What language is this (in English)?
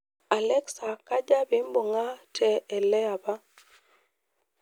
Masai